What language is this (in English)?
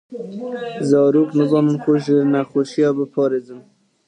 Kurdish